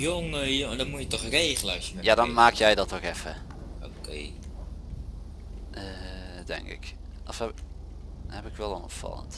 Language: Dutch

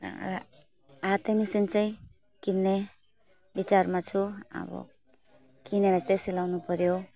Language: Nepali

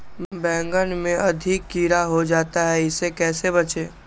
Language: Magahi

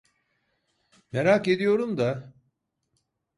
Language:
Turkish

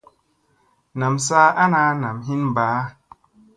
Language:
Musey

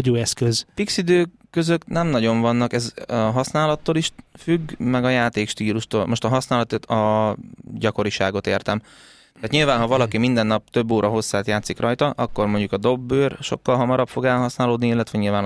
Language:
Hungarian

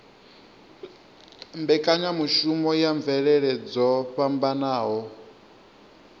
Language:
Venda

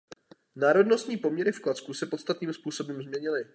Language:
Czech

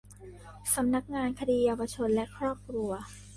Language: Thai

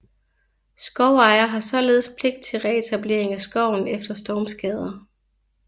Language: Danish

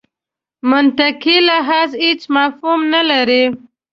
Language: Pashto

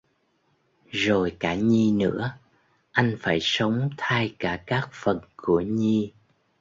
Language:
Vietnamese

